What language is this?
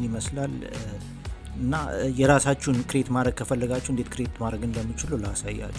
Arabic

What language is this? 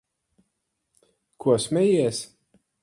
Latvian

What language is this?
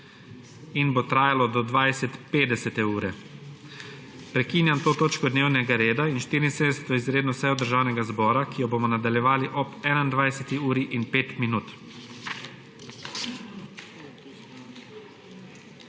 Slovenian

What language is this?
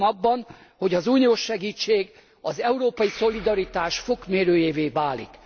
Hungarian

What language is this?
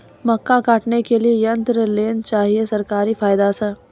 Maithili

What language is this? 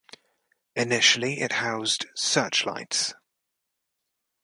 English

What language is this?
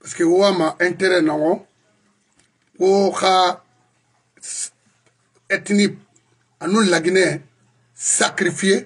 French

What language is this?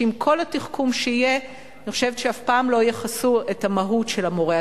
Hebrew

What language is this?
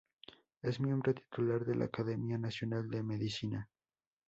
Spanish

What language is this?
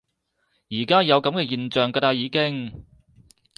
Cantonese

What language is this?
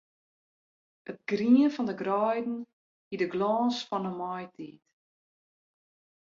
Western Frisian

